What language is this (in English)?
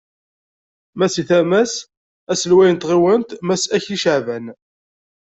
Kabyle